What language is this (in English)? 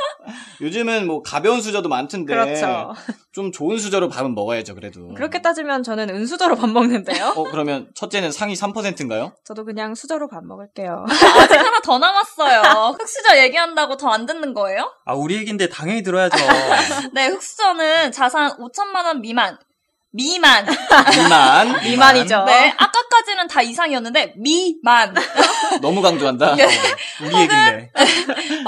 Korean